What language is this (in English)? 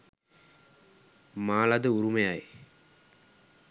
Sinhala